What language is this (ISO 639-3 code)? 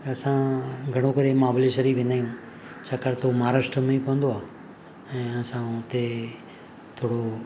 snd